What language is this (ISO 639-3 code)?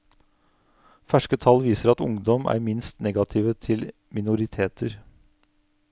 nor